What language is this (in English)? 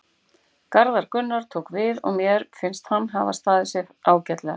Icelandic